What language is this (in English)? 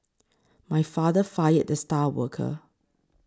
English